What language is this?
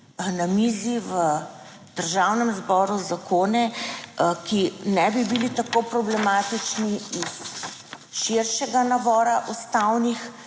Slovenian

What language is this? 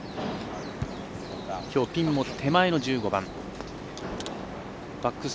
Japanese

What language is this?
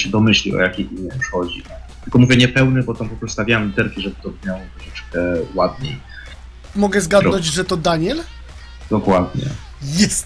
Polish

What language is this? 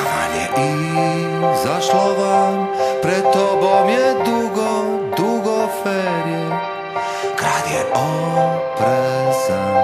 Latvian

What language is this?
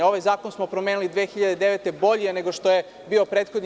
Serbian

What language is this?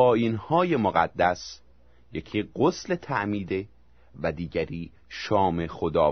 Persian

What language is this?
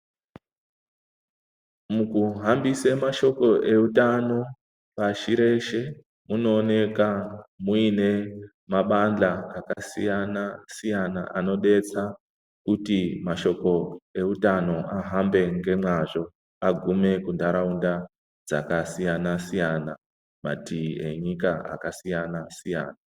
Ndau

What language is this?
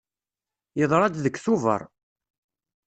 Kabyle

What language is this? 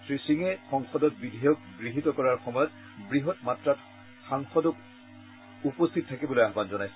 Assamese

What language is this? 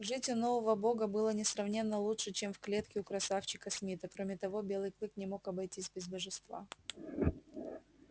Russian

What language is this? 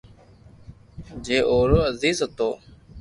Loarki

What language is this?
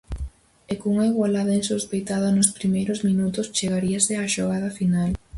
Galician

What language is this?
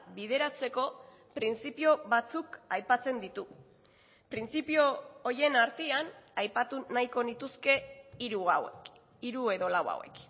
Basque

